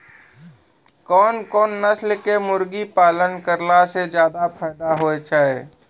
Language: Maithili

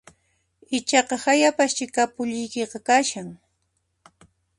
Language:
Puno Quechua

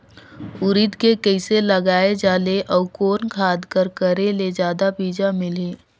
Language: Chhattisgarhi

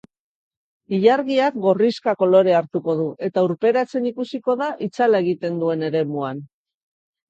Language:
Basque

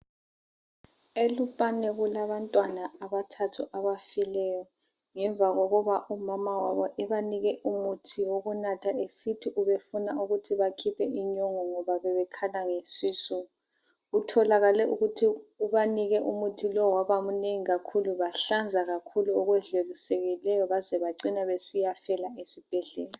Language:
North Ndebele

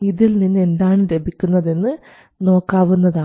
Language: Malayalam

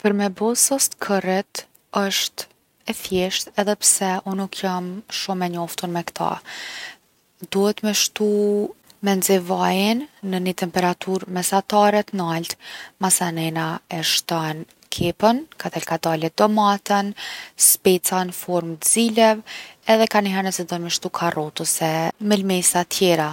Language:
Gheg Albanian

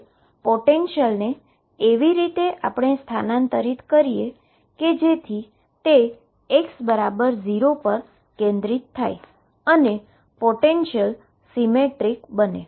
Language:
Gujarati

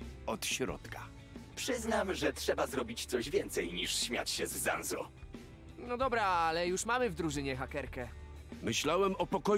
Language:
Polish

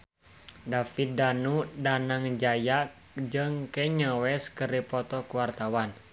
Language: Sundanese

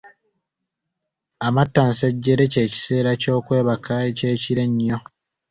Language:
Ganda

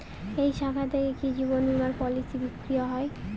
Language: Bangla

